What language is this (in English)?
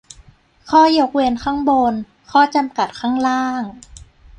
Thai